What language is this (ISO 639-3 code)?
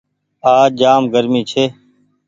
gig